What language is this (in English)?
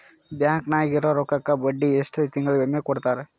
Kannada